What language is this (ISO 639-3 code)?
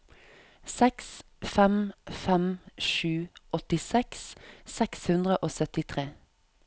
nor